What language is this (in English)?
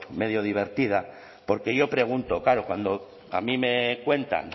Spanish